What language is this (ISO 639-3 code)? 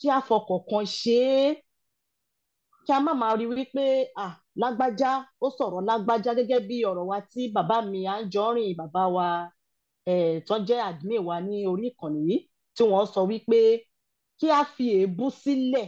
eng